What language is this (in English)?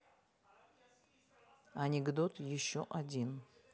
Russian